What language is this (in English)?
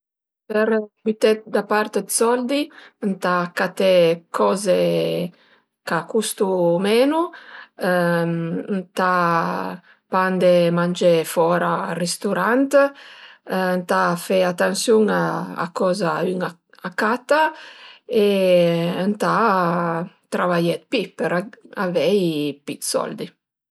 Piedmontese